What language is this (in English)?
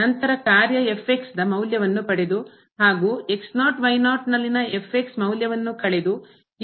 Kannada